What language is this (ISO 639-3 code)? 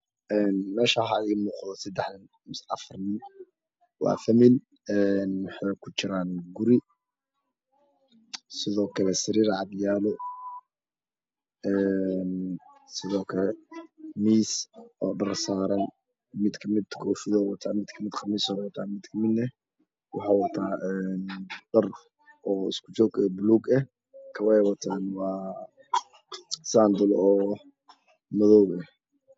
som